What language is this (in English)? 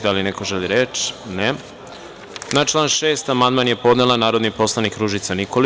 Serbian